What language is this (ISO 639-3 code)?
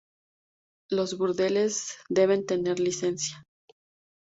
spa